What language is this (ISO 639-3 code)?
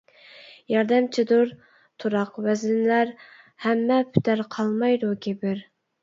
uig